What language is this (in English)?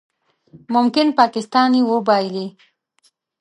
Pashto